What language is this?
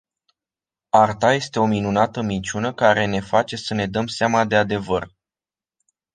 Romanian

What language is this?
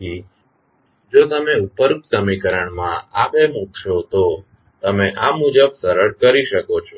Gujarati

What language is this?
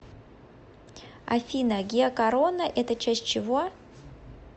Russian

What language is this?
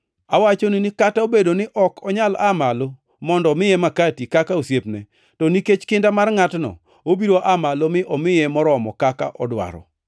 Luo (Kenya and Tanzania)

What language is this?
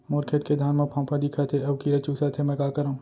Chhattisgarhi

